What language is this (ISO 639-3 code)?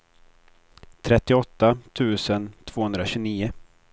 swe